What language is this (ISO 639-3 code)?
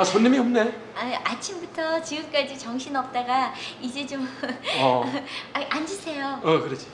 kor